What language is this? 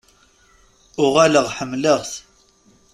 Kabyle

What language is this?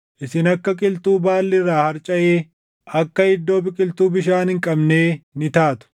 Oromo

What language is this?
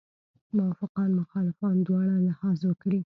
Pashto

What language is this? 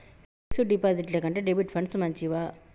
Telugu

